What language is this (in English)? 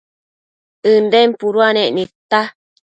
Matsés